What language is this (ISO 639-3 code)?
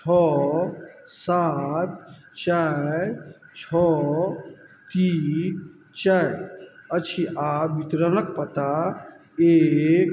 mai